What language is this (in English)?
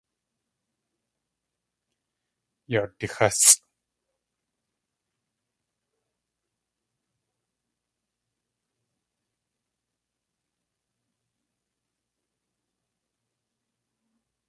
Tlingit